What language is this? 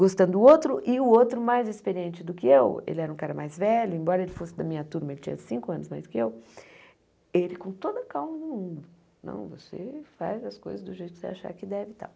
Portuguese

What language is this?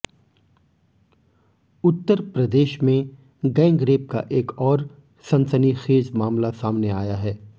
Hindi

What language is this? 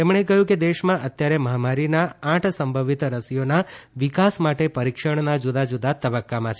Gujarati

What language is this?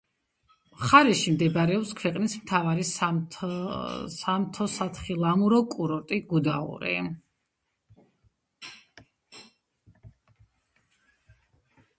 Georgian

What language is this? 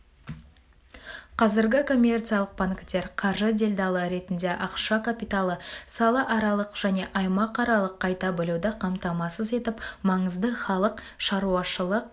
Kazakh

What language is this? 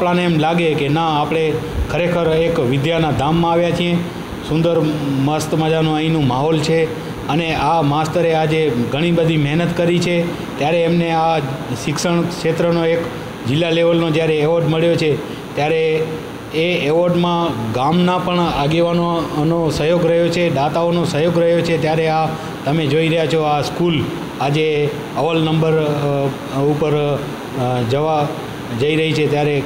Hindi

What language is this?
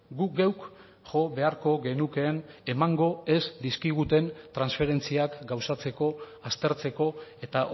Basque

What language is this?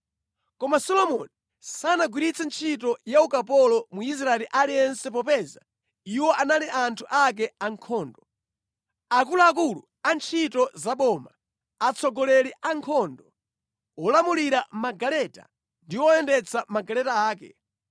Nyanja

